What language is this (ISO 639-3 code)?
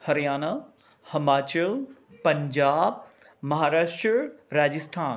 pan